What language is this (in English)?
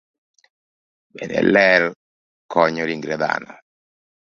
Luo (Kenya and Tanzania)